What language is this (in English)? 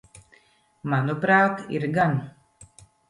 Latvian